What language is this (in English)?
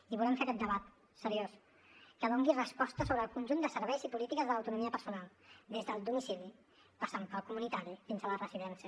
Catalan